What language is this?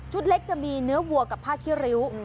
Thai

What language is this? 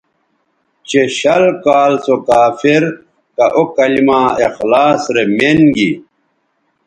Bateri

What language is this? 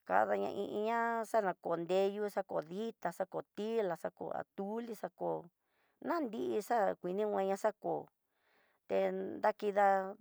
Tidaá Mixtec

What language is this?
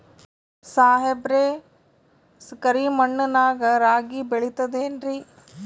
Kannada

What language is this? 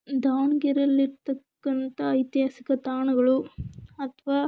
Kannada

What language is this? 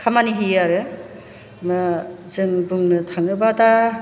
Bodo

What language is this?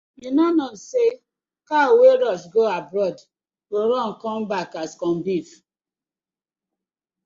Nigerian Pidgin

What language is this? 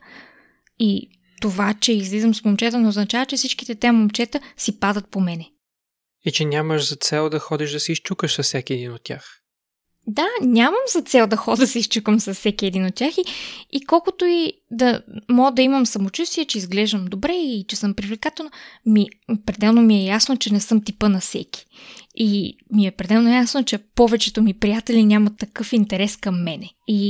Bulgarian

